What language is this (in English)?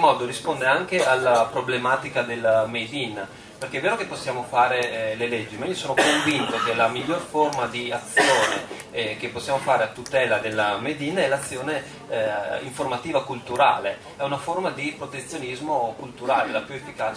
Italian